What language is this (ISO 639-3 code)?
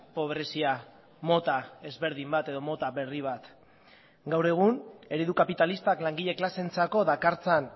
eus